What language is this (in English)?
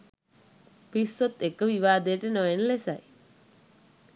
Sinhala